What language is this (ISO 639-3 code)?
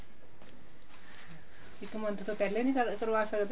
pan